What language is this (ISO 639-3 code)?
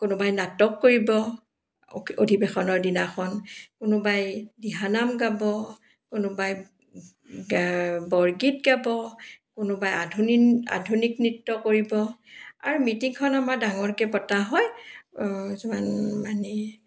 asm